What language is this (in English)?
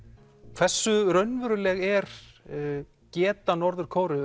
Icelandic